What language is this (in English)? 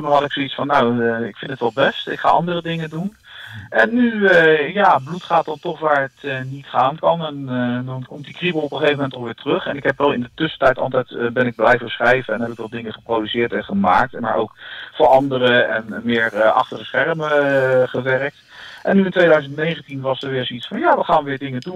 Dutch